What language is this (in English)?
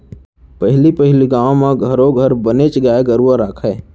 Chhattisgarhi